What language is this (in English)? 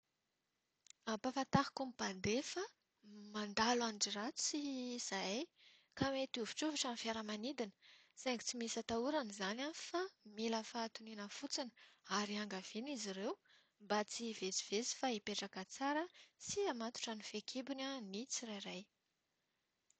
Malagasy